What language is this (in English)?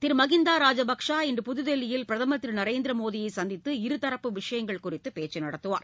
Tamil